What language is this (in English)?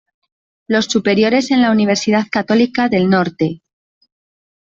Spanish